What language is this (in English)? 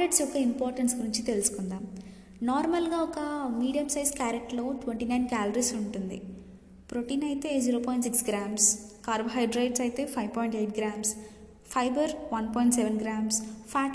Telugu